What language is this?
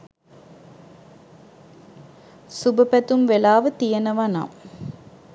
Sinhala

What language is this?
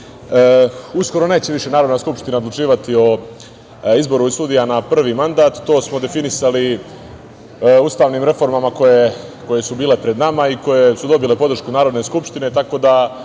Serbian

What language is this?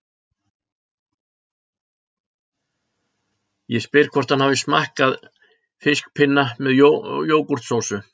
Icelandic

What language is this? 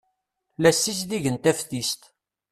Kabyle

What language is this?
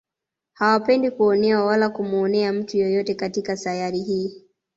Swahili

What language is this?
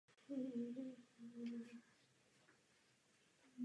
Czech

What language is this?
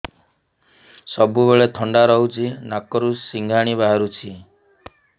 Odia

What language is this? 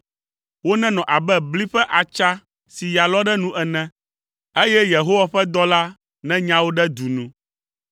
Ewe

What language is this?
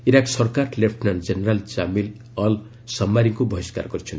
Odia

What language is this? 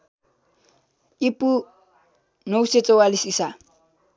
Nepali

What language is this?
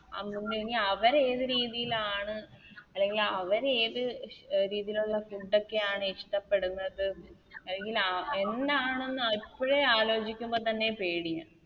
Malayalam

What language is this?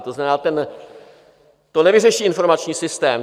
Czech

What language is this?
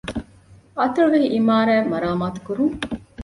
Divehi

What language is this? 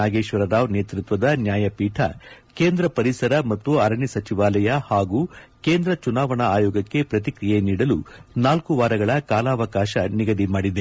Kannada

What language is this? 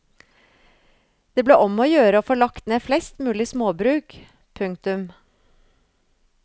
Norwegian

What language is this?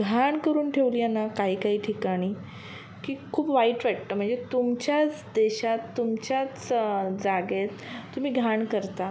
Marathi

